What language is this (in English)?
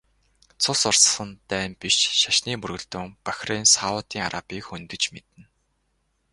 Mongolian